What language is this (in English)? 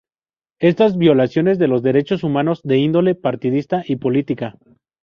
Spanish